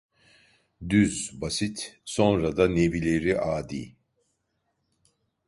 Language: Turkish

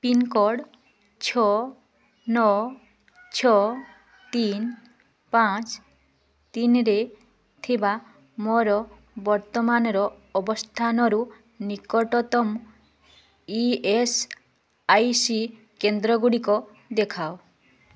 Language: Odia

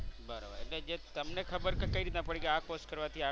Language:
Gujarati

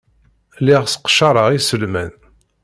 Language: Kabyle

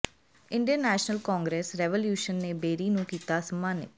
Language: Punjabi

